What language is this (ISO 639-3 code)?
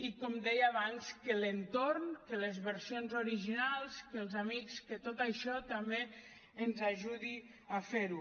cat